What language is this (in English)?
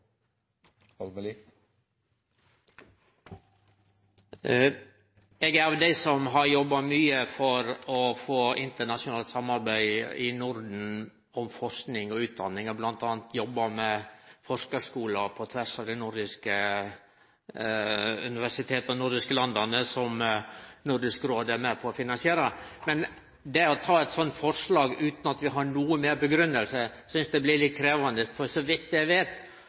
Norwegian Nynorsk